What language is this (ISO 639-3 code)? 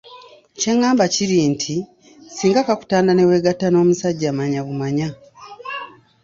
lug